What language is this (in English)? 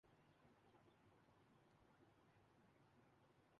Urdu